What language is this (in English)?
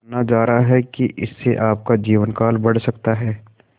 Hindi